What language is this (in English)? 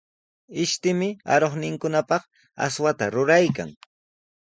Sihuas Ancash Quechua